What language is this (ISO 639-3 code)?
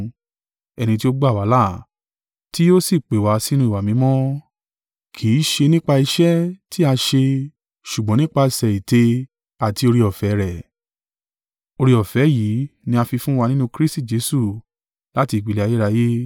yor